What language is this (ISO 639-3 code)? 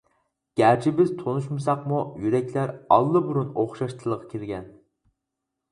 uig